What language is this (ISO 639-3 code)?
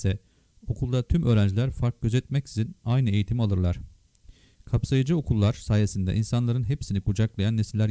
tur